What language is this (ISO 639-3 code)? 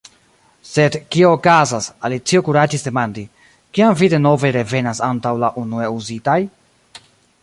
epo